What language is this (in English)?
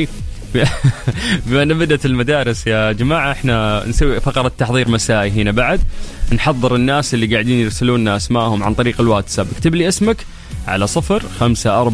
Arabic